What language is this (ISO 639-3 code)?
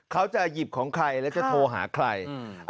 tha